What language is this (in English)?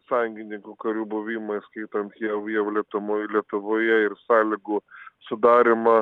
Lithuanian